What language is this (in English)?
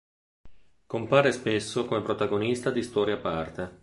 Italian